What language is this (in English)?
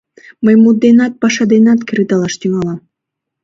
Mari